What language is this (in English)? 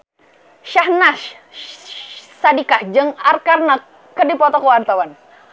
Sundanese